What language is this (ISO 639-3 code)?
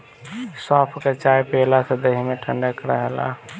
bho